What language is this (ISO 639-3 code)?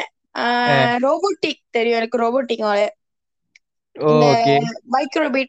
tam